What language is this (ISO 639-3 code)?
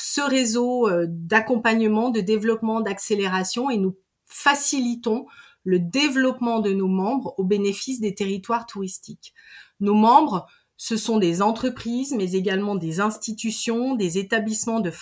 fra